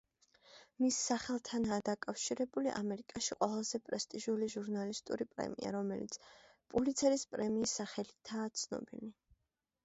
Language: Georgian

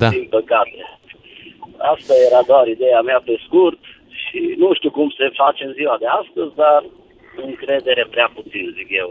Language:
Romanian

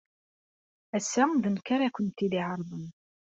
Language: Kabyle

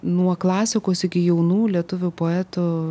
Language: Lithuanian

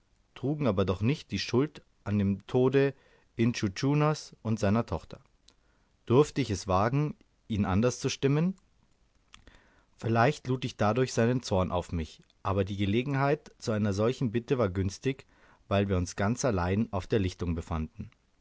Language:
German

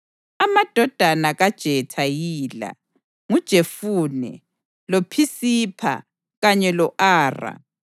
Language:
North Ndebele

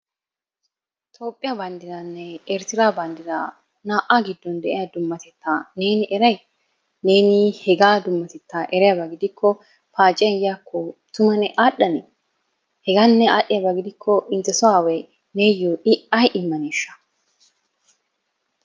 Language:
Wolaytta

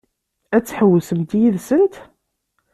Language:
Kabyle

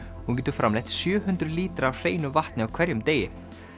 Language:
Icelandic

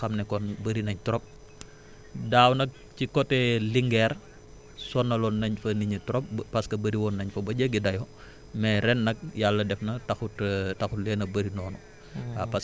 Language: Wolof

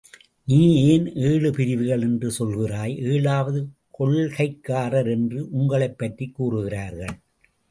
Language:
Tamil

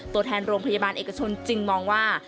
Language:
Thai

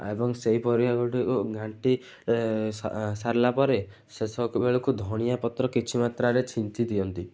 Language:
Odia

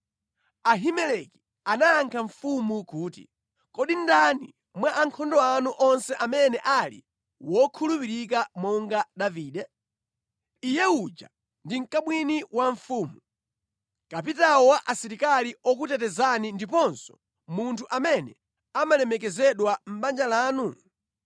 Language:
Nyanja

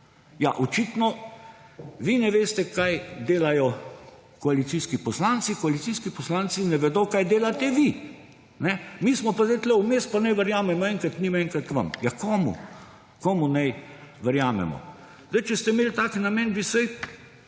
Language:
Slovenian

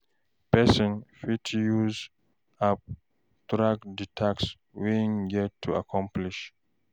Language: Nigerian Pidgin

